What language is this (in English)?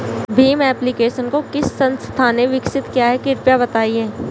Hindi